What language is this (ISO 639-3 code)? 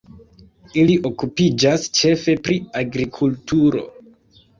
epo